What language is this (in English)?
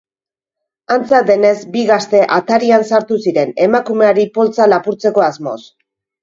Basque